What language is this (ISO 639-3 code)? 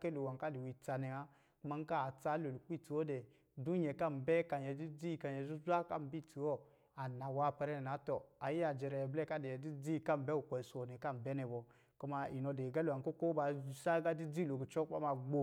mgi